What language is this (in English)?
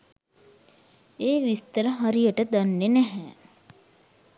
Sinhala